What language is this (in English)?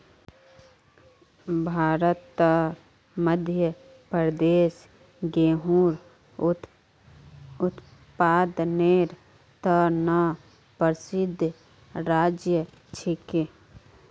Magahi